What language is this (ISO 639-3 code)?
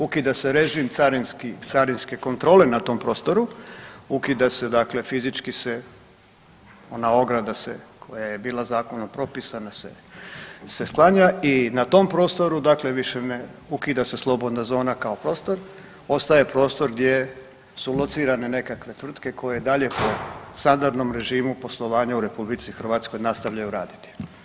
hrv